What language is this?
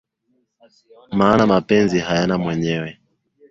Swahili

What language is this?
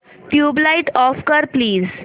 Marathi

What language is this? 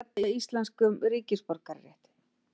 Icelandic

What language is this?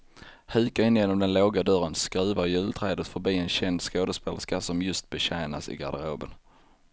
Swedish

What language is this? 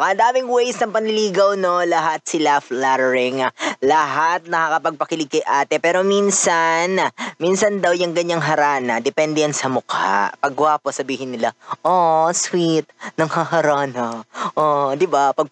Filipino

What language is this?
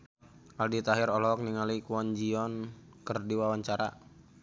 Sundanese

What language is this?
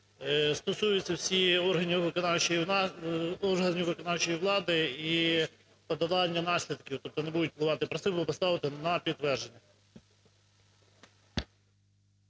Ukrainian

